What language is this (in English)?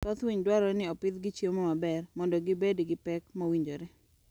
Luo (Kenya and Tanzania)